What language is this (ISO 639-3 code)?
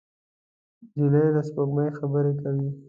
pus